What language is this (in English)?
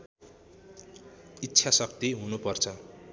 Nepali